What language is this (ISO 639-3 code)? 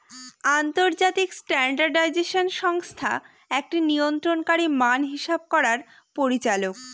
ben